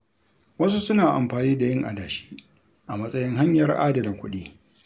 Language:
Hausa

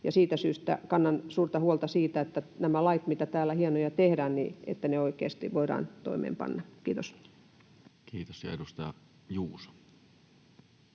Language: Finnish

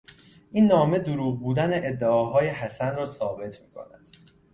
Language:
Persian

